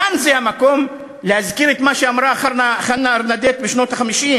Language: Hebrew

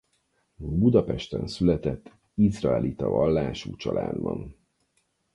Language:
Hungarian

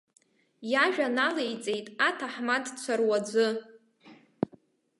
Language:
Abkhazian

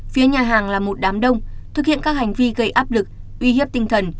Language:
Vietnamese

